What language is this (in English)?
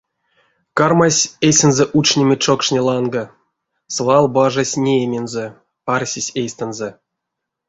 Erzya